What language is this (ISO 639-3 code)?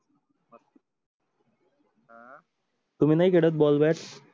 mar